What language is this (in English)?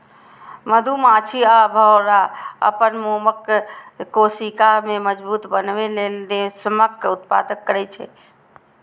Maithili